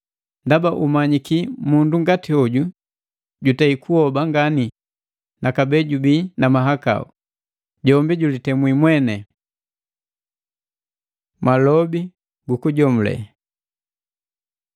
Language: Matengo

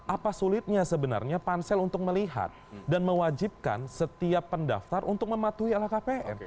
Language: Indonesian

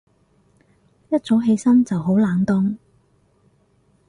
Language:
Cantonese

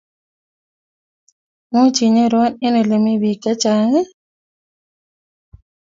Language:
Kalenjin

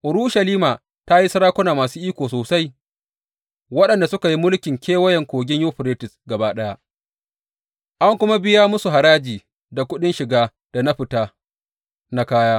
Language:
Hausa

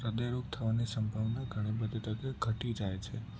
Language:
Gujarati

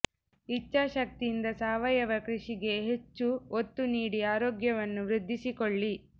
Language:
Kannada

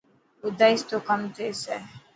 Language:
Dhatki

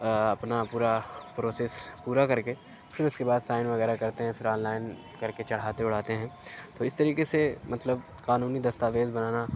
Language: Urdu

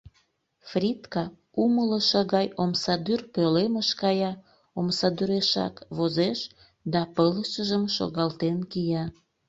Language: Mari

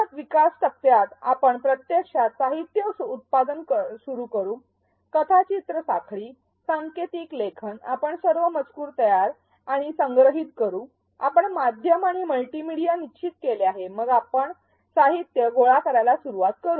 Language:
Marathi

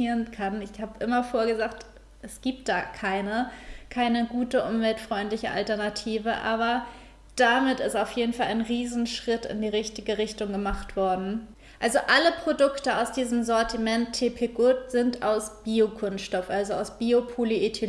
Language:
German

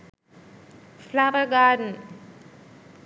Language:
Sinhala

